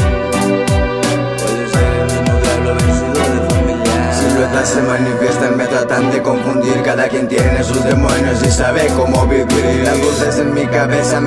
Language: Romanian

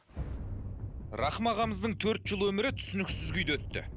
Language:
Kazakh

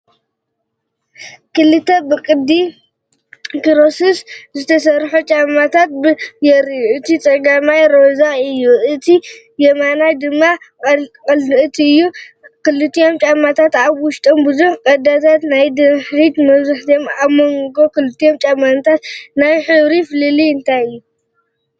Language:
Tigrinya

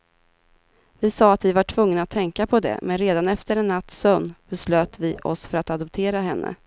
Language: Swedish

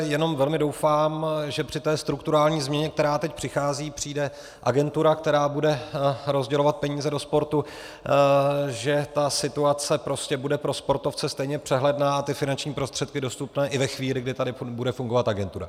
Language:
Czech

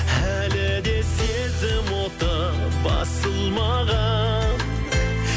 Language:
Kazakh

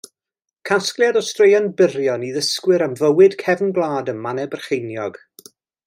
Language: Welsh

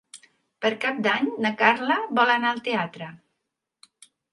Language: Catalan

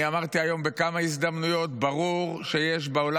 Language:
Hebrew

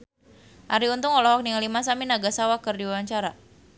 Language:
Sundanese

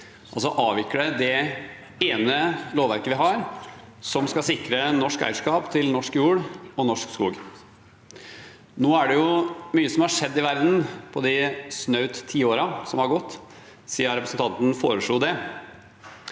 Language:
Norwegian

